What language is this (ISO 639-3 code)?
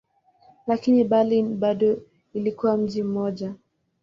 swa